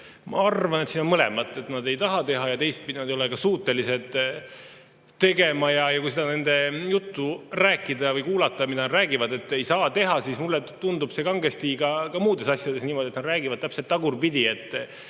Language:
Estonian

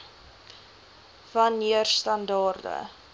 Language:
Afrikaans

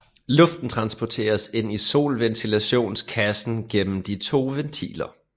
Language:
Danish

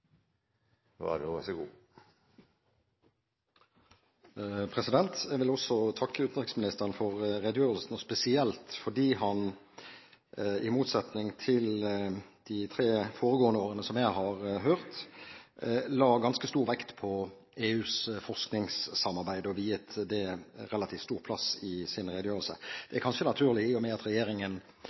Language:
Norwegian Bokmål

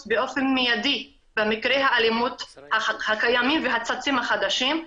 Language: Hebrew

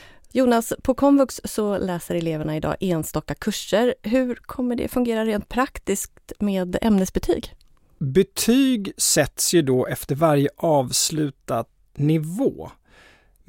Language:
Swedish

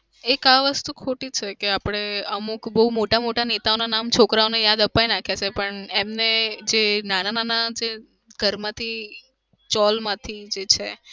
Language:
Gujarati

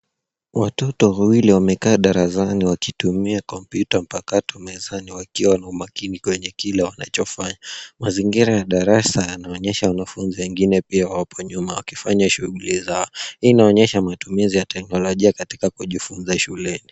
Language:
Swahili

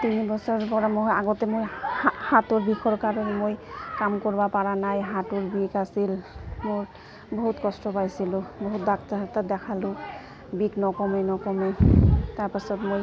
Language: Assamese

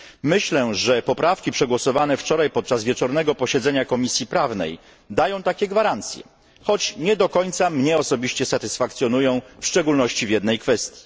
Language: Polish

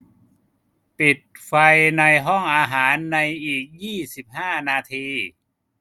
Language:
Thai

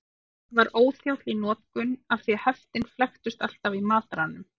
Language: Icelandic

